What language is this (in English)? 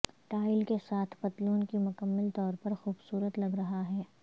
Urdu